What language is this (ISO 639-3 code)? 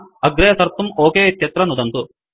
san